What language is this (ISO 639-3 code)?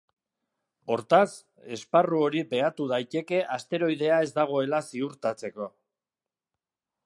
eus